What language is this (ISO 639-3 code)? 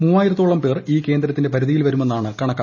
mal